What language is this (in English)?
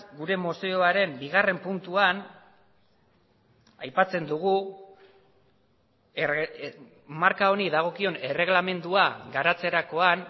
Basque